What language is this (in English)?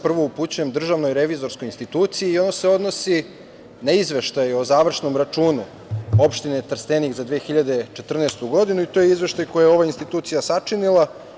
Serbian